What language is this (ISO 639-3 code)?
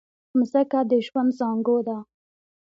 pus